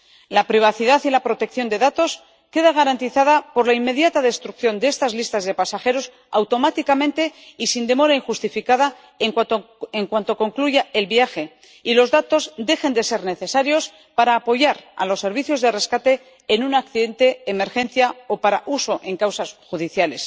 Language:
Spanish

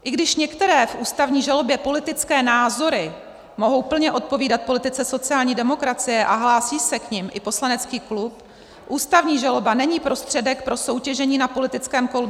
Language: Czech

